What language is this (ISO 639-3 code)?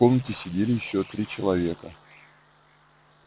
rus